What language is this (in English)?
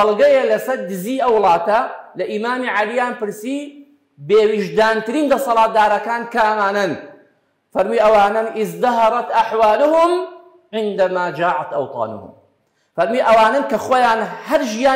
Arabic